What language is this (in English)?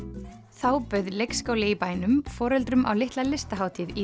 Icelandic